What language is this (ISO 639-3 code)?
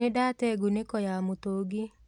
kik